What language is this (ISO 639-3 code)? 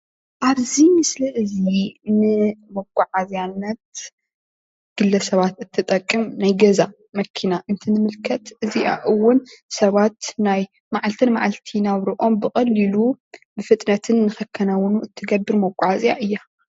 tir